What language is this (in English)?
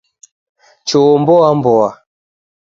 Taita